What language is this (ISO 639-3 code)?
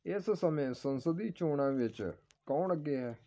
pan